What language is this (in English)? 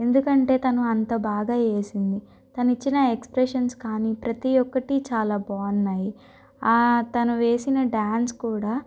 Telugu